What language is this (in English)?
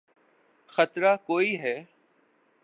Urdu